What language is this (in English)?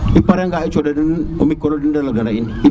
Serer